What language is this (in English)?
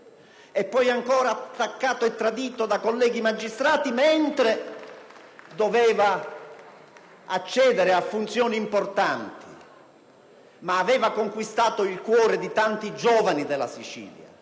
Italian